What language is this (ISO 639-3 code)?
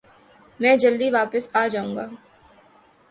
urd